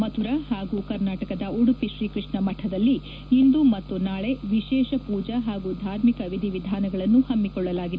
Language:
Kannada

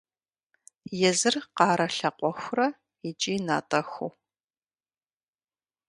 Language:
Kabardian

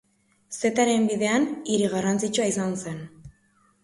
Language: Basque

